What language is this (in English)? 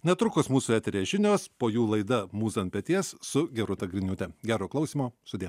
Lithuanian